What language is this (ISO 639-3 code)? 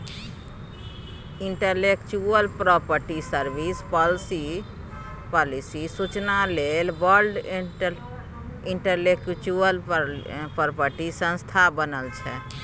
mai